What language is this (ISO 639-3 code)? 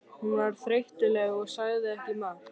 isl